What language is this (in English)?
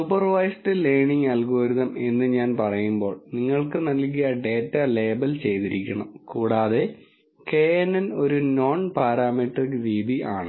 Malayalam